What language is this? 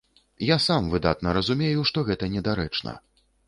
Belarusian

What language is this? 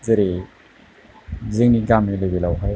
Bodo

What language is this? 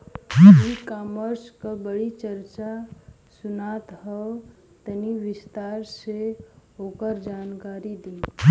Bhojpuri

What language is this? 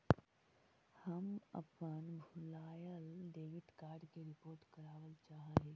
Magahi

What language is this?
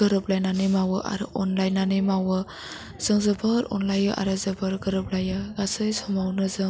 Bodo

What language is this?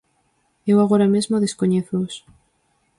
Galician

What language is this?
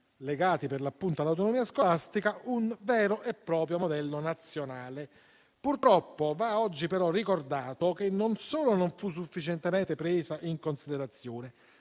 Italian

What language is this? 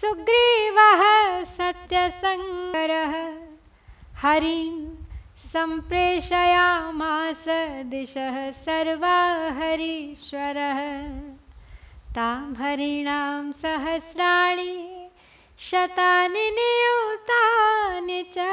Hindi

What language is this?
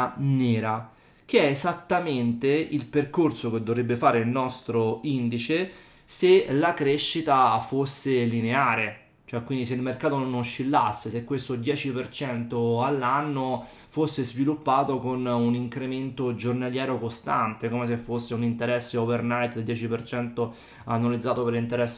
Italian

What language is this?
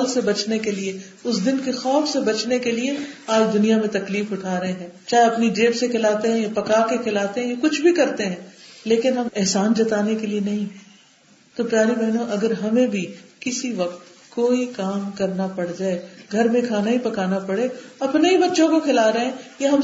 Urdu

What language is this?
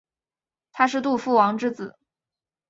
Chinese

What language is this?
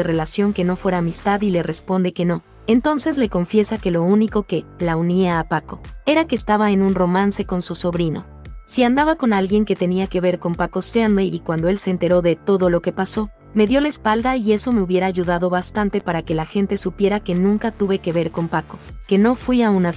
Spanish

